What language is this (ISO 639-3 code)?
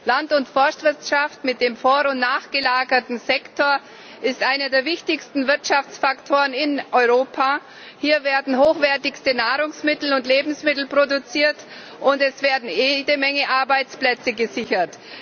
deu